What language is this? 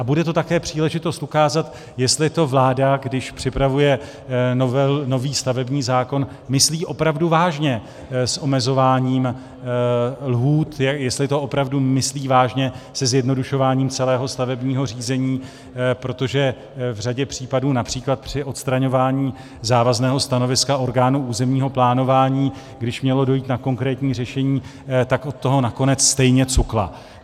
Czech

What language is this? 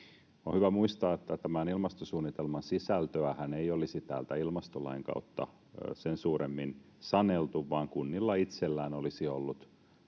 Finnish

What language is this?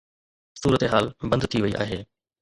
Sindhi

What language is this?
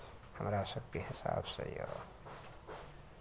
Maithili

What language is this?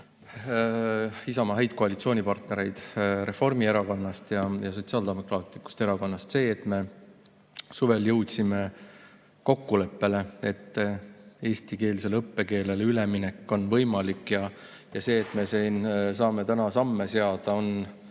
Estonian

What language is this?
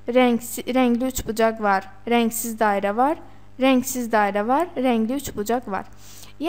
Turkish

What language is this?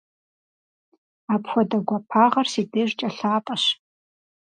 Kabardian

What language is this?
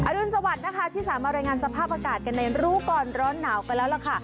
Thai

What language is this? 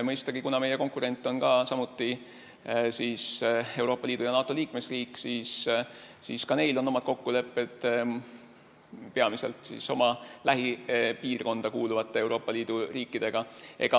Estonian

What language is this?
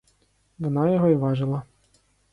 Ukrainian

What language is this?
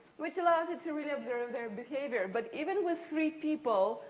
English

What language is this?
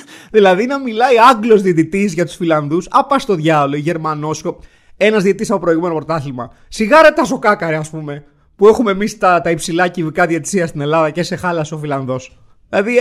Greek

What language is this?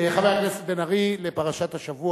Hebrew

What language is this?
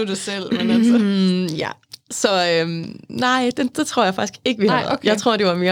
Danish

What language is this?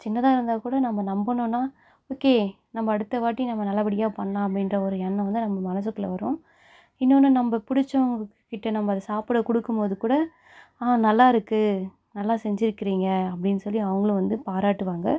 Tamil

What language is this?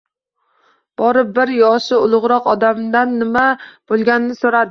Uzbek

